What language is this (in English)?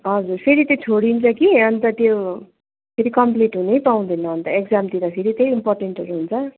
Nepali